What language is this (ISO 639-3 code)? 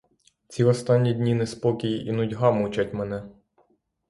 ukr